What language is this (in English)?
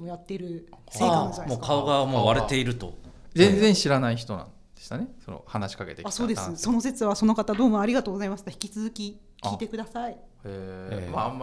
Japanese